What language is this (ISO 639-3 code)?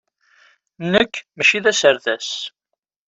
kab